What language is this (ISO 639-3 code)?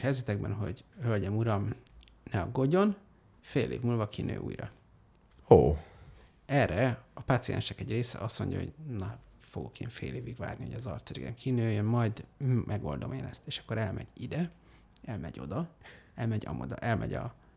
hun